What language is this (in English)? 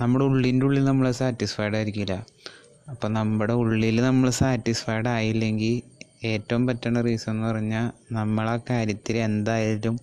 Malayalam